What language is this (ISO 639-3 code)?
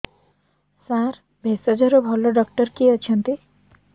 ori